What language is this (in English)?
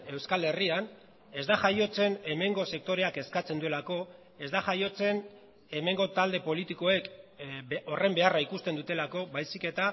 Basque